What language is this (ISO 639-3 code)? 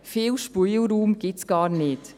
gsw